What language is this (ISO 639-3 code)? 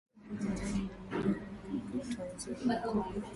swa